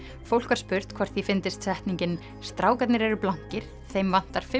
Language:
Icelandic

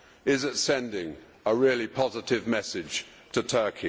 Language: English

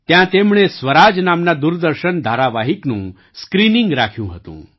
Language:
Gujarati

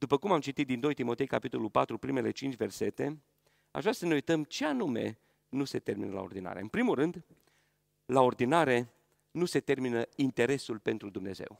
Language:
Romanian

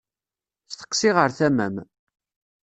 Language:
Kabyle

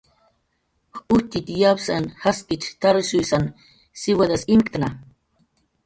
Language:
Jaqaru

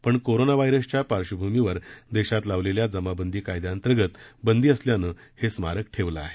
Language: Marathi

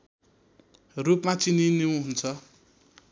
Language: Nepali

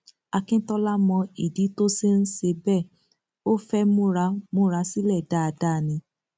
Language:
Yoruba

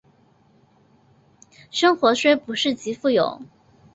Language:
Chinese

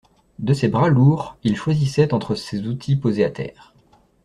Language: French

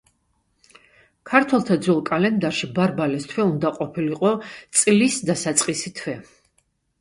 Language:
Georgian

